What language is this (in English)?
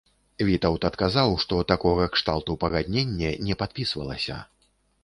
Belarusian